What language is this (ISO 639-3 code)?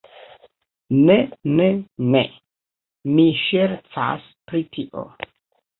epo